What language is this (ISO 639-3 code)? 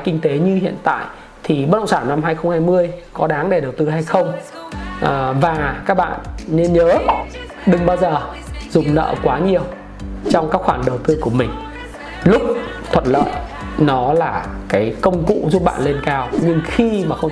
vie